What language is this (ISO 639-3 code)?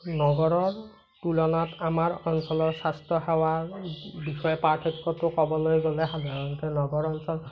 asm